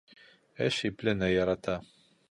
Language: Bashkir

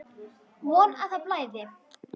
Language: Icelandic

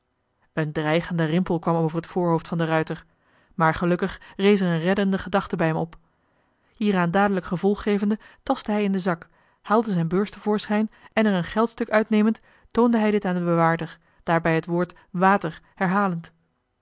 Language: Dutch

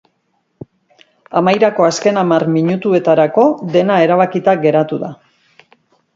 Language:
Basque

